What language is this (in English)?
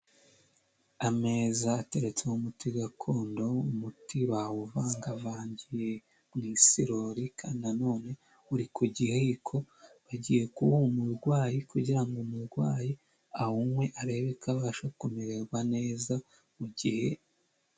Kinyarwanda